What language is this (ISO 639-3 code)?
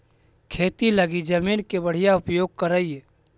mag